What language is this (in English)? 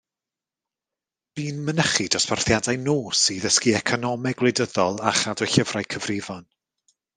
Welsh